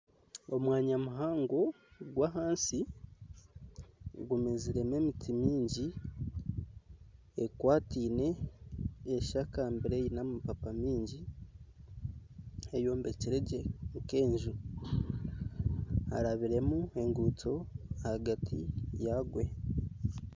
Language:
Nyankole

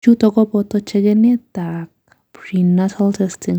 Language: Kalenjin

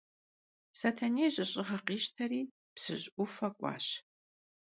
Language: Kabardian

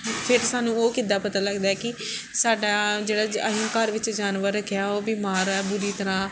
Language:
Punjabi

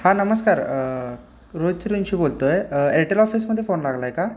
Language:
Marathi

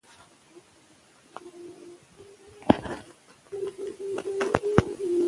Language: Pashto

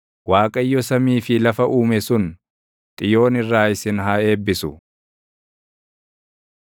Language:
Oromo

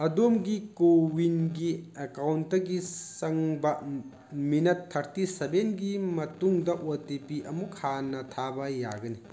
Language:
Manipuri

